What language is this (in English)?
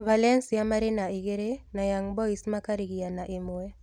Kikuyu